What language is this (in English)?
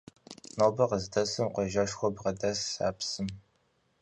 Kabardian